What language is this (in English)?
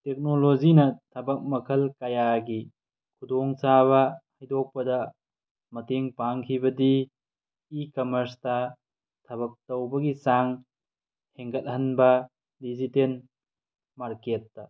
Manipuri